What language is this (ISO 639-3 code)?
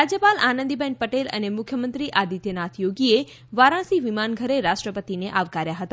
guj